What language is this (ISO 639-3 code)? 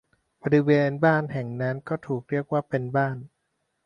tha